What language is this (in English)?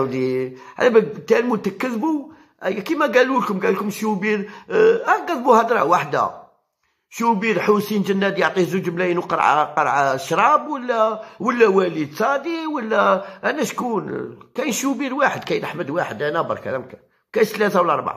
Arabic